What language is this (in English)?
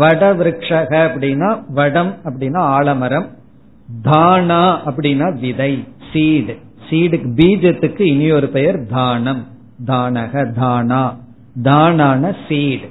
Tamil